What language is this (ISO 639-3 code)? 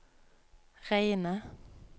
nor